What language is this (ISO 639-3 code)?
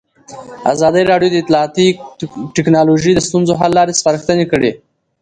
pus